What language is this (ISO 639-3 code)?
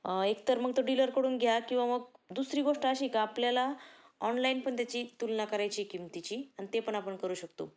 mar